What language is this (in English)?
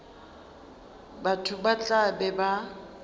Northern Sotho